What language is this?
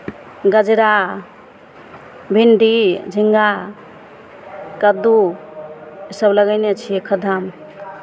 Maithili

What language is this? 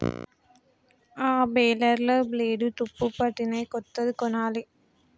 Telugu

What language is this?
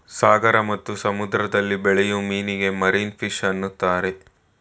Kannada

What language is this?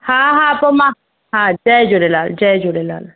Sindhi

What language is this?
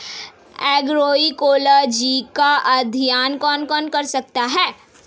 Hindi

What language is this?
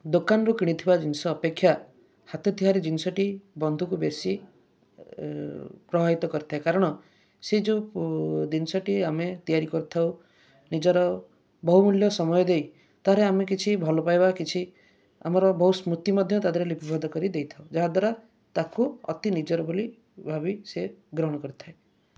Odia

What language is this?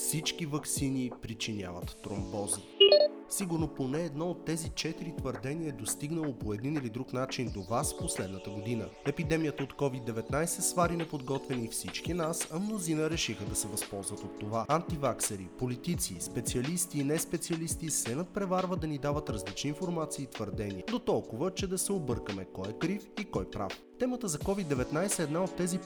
Bulgarian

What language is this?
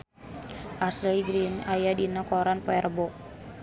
Sundanese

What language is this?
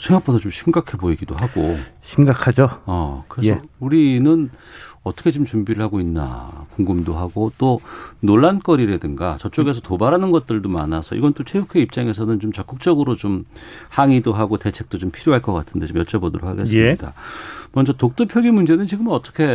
Korean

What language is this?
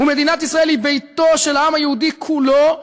Hebrew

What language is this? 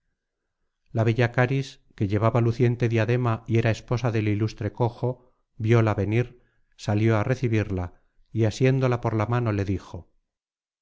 Spanish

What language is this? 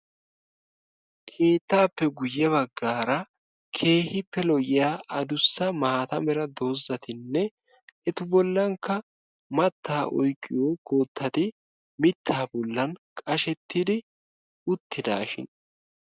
Wolaytta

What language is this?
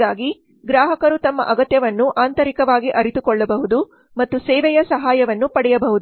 Kannada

